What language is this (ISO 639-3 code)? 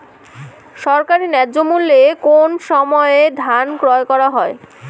ben